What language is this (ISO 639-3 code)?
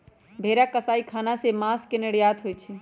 mag